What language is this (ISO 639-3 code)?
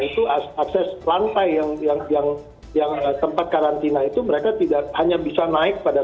ind